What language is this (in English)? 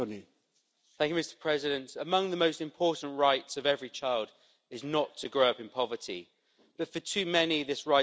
English